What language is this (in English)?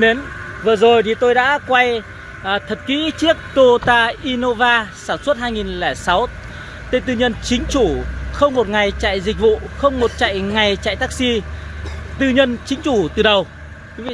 Vietnamese